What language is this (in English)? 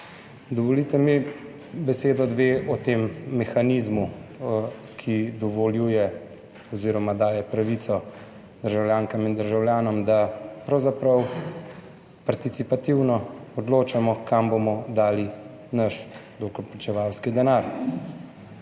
Slovenian